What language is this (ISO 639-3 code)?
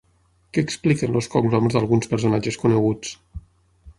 cat